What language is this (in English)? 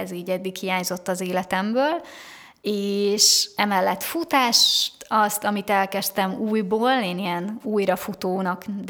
Hungarian